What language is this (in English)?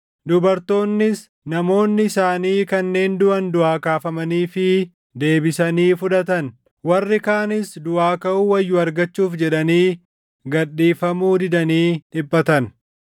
Oromo